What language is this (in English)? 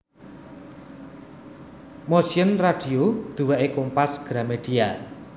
Javanese